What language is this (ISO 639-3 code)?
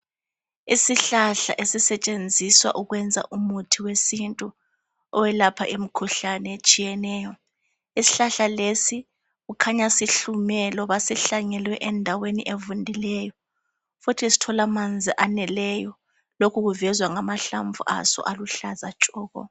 nde